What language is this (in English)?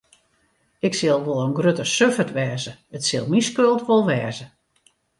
Western Frisian